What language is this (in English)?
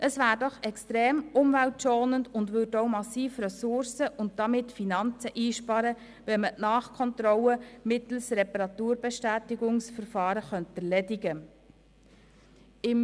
Swiss German